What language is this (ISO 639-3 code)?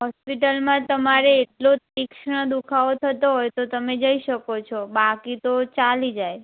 guj